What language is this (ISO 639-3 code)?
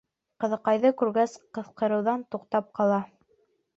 bak